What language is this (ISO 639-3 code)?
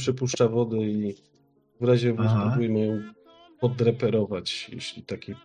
pol